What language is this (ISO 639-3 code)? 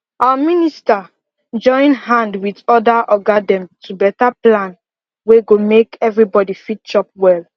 pcm